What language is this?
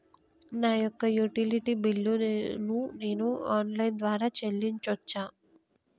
Telugu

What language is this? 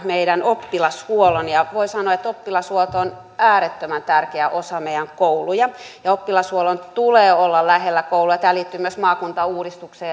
Finnish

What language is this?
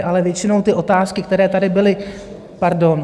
Czech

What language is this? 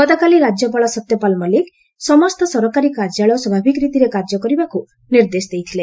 Odia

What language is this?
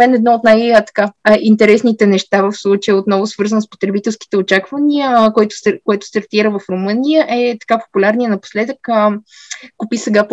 Bulgarian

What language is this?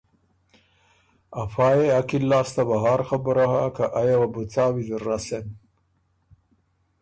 Ormuri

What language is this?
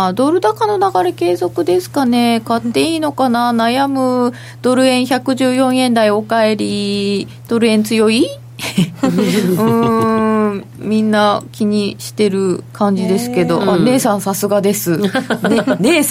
Japanese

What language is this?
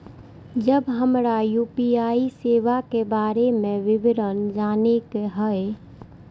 Maithili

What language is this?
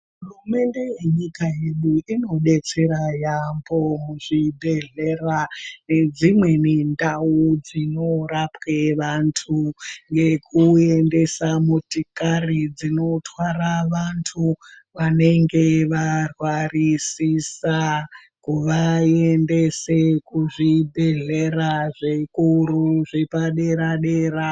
Ndau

